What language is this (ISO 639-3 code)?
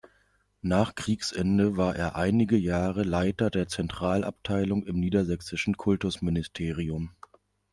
deu